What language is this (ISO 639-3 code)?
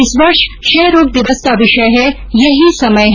hin